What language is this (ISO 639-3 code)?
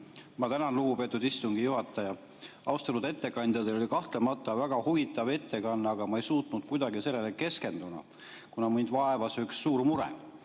est